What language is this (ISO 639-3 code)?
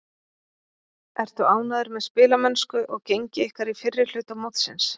isl